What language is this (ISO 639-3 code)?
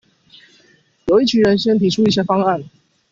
zho